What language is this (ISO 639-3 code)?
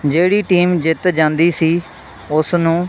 pan